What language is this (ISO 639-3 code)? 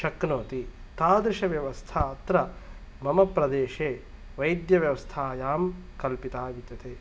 san